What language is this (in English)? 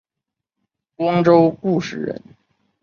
Chinese